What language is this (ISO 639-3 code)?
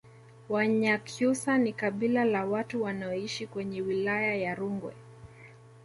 swa